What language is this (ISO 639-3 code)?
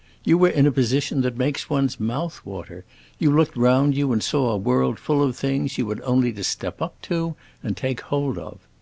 eng